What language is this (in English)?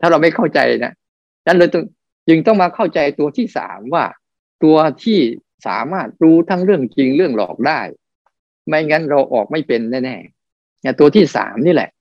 Thai